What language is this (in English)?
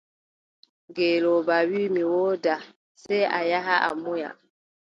Adamawa Fulfulde